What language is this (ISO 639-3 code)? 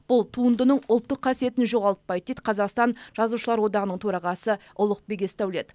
kaz